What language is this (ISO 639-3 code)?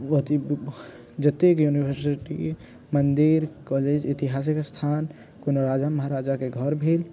mai